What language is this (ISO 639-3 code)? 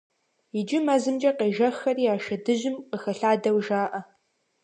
kbd